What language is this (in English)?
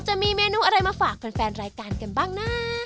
Thai